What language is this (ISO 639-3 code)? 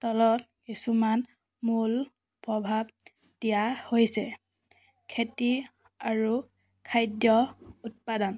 asm